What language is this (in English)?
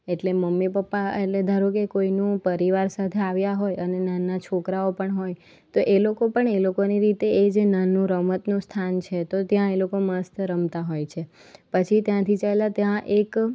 Gujarati